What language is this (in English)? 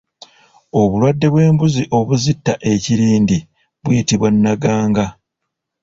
Ganda